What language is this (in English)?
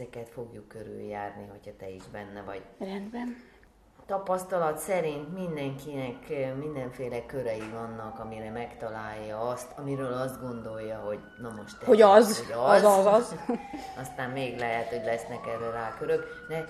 Hungarian